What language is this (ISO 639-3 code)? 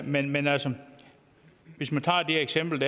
dan